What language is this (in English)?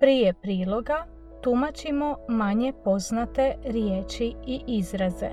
Croatian